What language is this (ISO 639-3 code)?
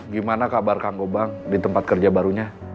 ind